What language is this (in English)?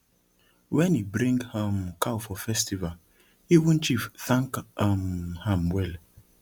Nigerian Pidgin